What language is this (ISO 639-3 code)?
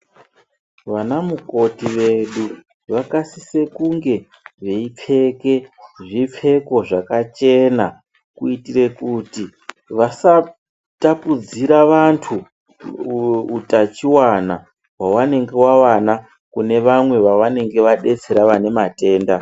ndc